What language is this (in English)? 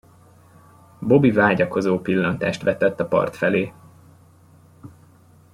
Hungarian